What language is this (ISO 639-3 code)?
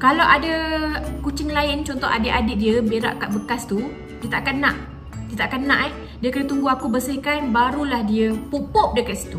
msa